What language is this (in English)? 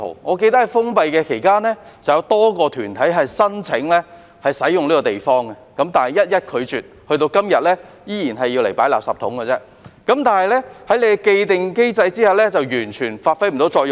Cantonese